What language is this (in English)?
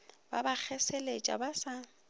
Northern Sotho